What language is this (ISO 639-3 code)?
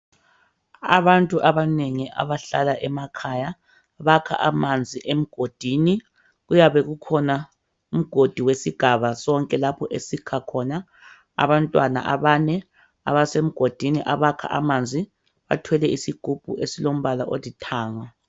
nde